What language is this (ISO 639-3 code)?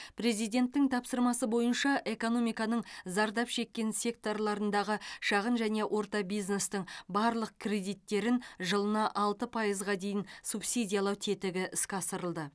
kaz